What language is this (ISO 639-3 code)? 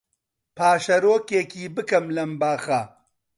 ckb